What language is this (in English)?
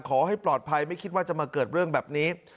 Thai